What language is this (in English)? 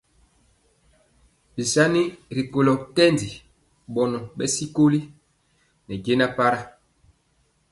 Mpiemo